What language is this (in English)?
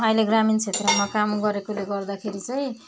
Nepali